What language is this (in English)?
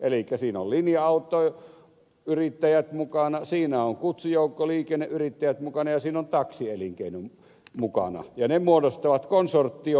Finnish